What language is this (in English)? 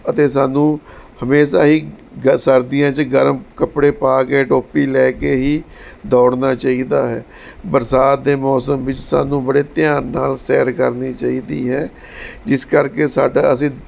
Punjabi